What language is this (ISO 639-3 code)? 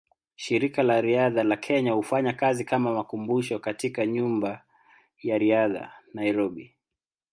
swa